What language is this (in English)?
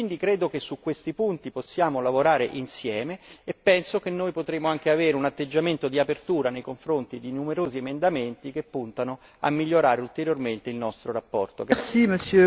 Italian